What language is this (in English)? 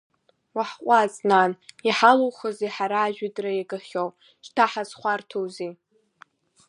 Abkhazian